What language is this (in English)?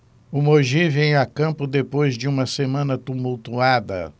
Portuguese